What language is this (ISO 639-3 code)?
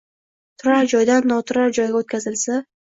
uzb